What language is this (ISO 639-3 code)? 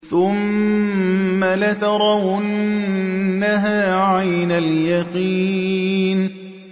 ara